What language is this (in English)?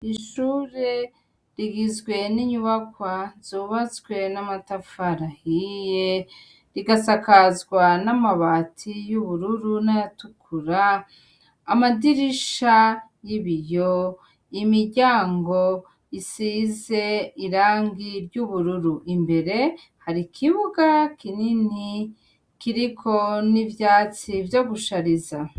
Rundi